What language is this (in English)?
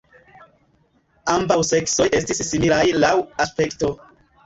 Esperanto